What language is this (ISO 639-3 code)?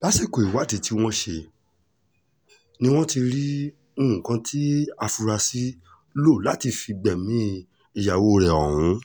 yor